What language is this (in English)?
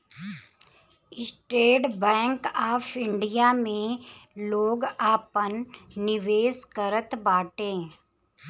Bhojpuri